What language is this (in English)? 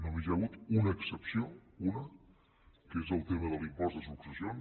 Catalan